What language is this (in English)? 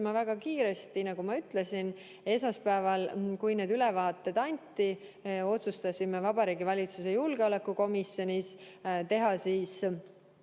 Estonian